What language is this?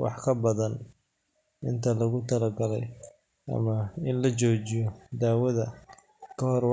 Somali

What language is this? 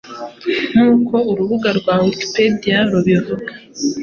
Kinyarwanda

